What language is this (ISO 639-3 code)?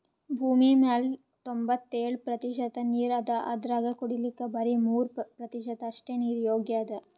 kan